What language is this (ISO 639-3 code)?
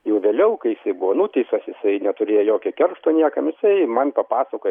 lit